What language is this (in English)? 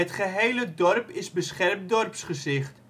Dutch